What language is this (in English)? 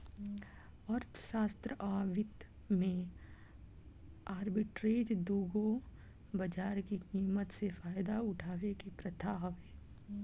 Bhojpuri